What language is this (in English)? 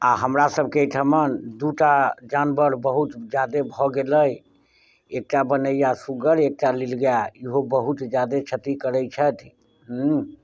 Maithili